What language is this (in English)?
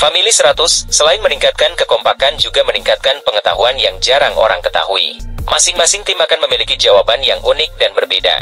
Indonesian